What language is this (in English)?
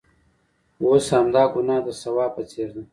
Pashto